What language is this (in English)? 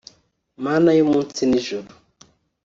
Kinyarwanda